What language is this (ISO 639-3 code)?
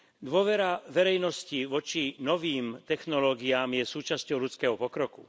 slk